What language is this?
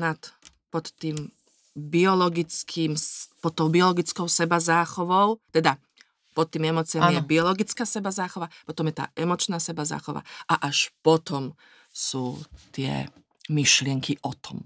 Slovak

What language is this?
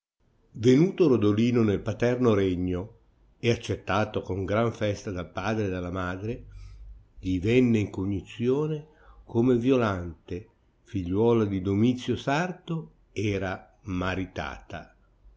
Italian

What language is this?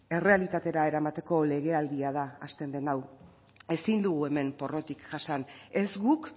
Basque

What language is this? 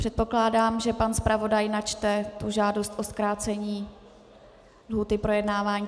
Czech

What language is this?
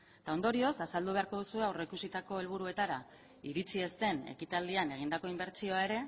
Basque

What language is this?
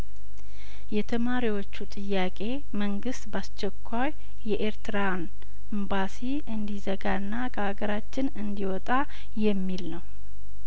Amharic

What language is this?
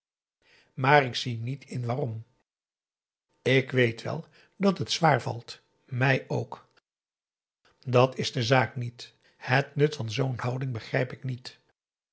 Dutch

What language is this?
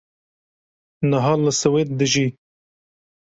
Kurdish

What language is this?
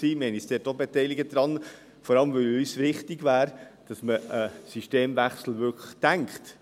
Swiss German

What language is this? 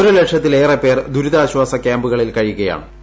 Malayalam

